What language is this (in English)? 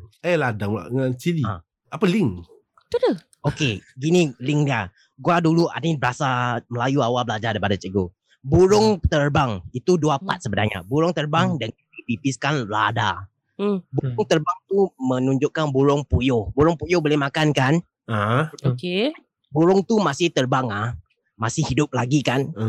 Malay